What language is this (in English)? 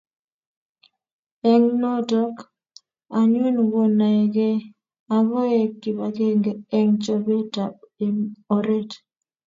Kalenjin